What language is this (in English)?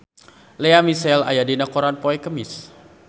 Sundanese